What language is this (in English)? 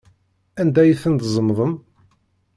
Kabyle